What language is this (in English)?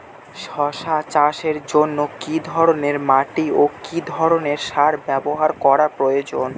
Bangla